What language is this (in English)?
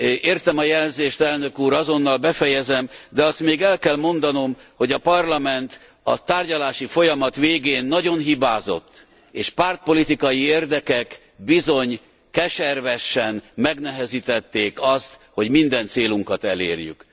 Hungarian